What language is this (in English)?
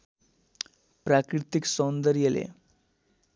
Nepali